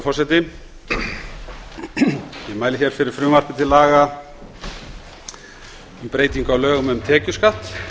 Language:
Icelandic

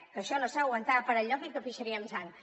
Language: Catalan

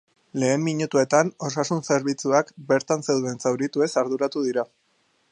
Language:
Basque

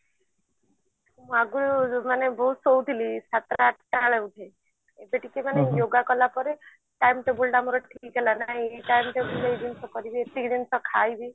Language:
Odia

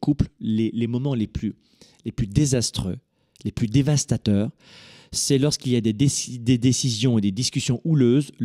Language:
French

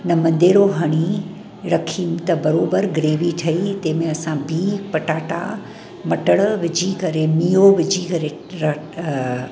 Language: Sindhi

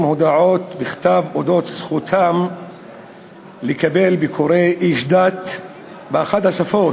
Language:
Hebrew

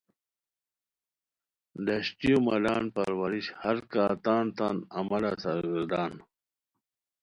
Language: Khowar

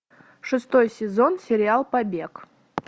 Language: Russian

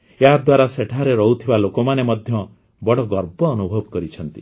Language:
Odia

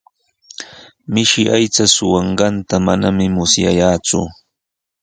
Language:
Sihuas Ancash Quechua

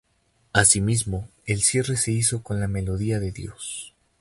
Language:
Spanish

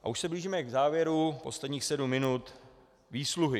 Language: Czech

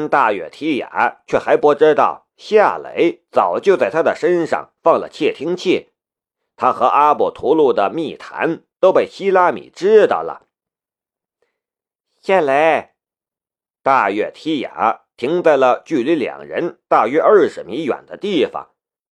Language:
Chinese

